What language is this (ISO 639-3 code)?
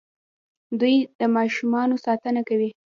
pus